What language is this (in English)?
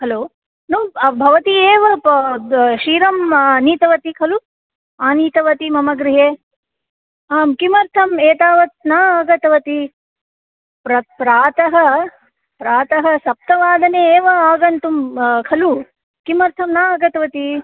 Sanskrit